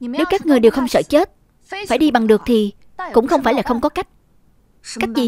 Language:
Vietnamese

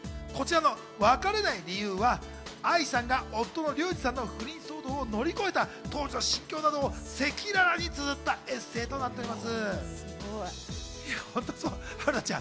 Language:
Japanese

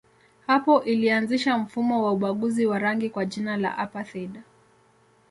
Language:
Swahili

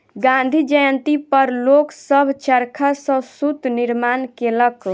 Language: Maithili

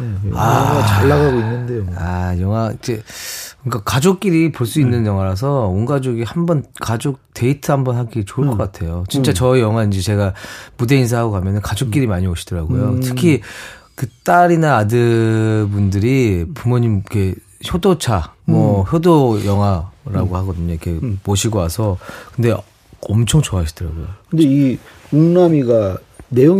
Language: Korean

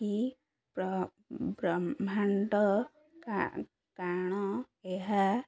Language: Odia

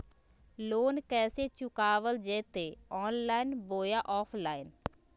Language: Magahi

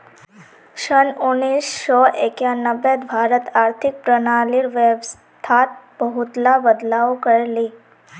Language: Magahi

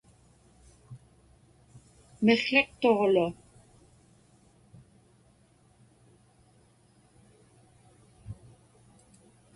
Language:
Inupiaq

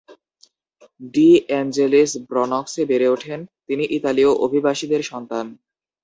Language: Bangla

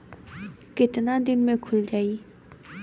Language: Bhojpuri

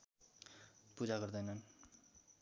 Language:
Nepali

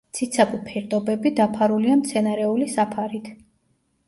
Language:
Georgian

